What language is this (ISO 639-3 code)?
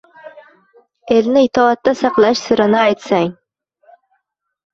uzb